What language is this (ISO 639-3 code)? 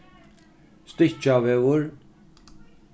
fao